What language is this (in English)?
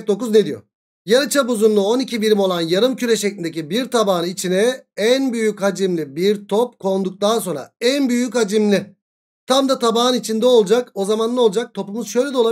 Turkish